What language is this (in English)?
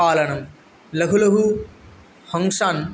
Sanskrit